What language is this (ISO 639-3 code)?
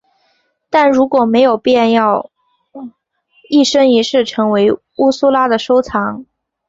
zho